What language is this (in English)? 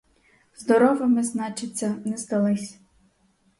Ukrainian